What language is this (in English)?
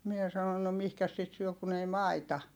Finnish